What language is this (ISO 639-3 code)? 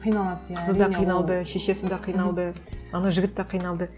kaz